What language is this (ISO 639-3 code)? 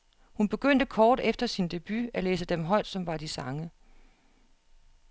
dan